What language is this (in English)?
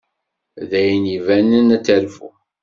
Kabyle